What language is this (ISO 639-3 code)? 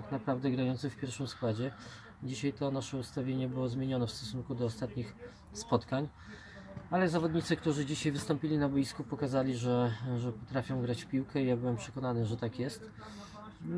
pol